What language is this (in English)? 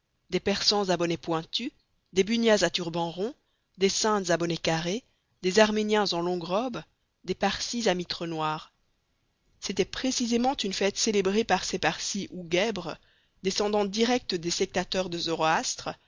French